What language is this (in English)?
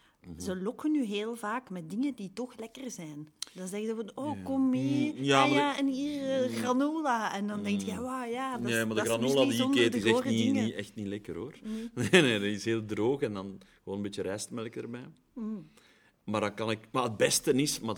Dutch